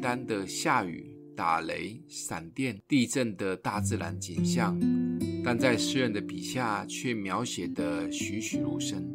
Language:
Chinese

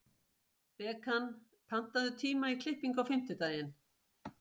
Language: Icelandic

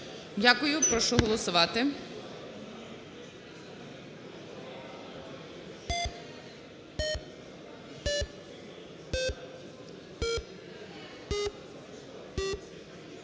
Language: Ukrainian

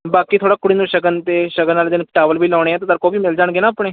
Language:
Punjabi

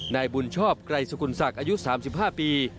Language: Thai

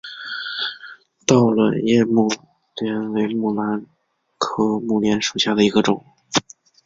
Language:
Chinese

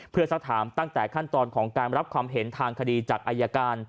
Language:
Thai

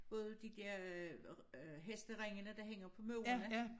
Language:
Danish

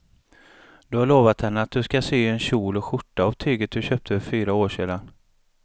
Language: Swedish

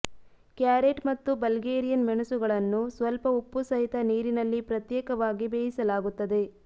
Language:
Kannada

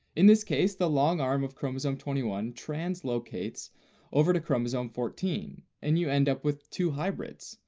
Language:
English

